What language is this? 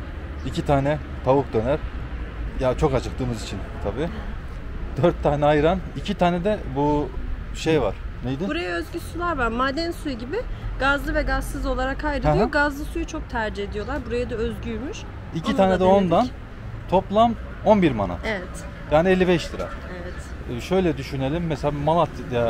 Turkish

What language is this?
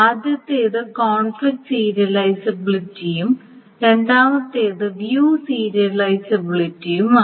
Malayalam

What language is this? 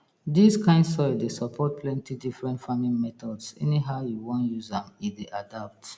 Nigerian Pidgin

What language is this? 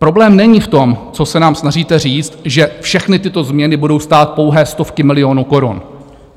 Czech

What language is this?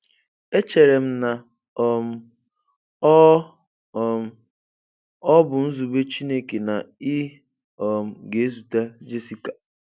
Igbo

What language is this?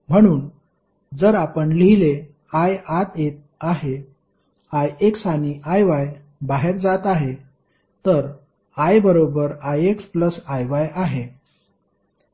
Marathi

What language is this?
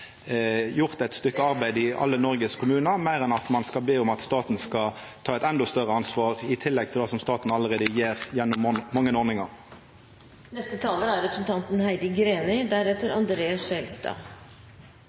Norwegian Nynorsk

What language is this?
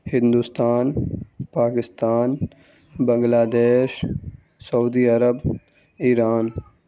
Urdu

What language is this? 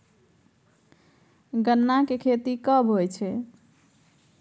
Maithili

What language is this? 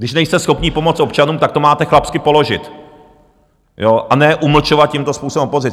Czech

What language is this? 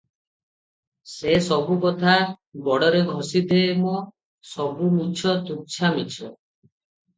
Odia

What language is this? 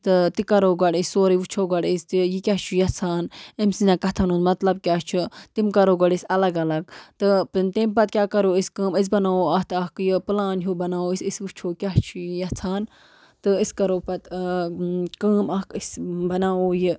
Kashmiri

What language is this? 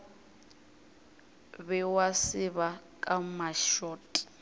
Northern Sotho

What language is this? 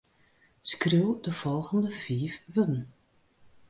Western Frisian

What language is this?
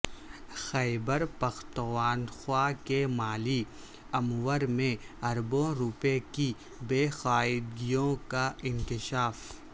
Urdu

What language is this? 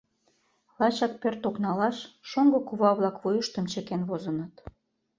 Mari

